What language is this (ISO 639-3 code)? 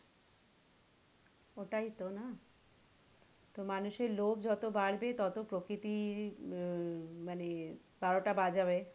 ben